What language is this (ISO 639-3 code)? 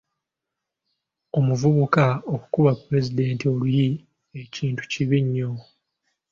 lug